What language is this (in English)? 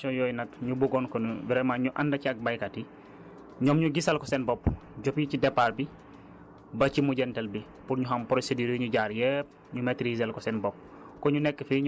Wolof